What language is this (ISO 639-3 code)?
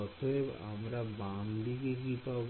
ben